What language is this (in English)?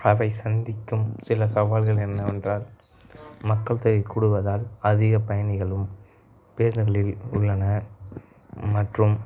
Tamil